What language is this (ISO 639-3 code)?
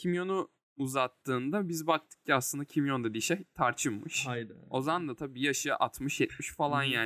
tur